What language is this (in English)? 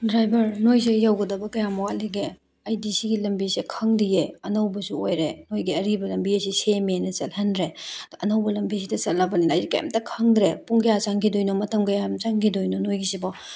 Manipuri